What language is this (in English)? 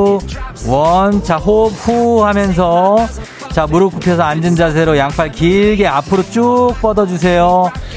Korean